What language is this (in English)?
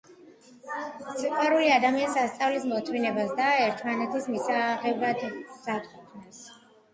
Georgian